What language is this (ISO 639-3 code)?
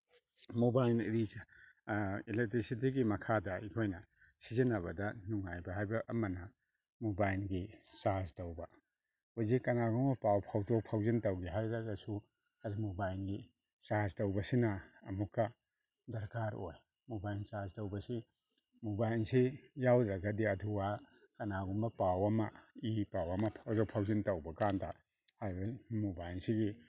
mni